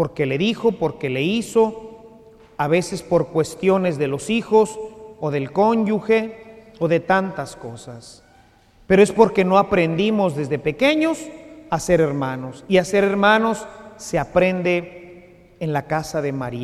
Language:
Spanish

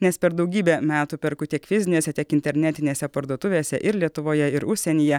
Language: Lithuanian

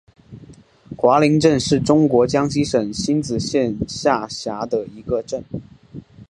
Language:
Chinese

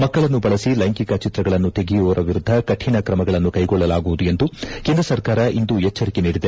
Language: Kannada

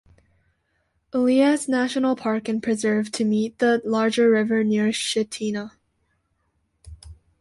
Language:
English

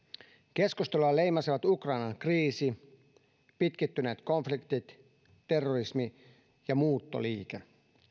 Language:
Finnish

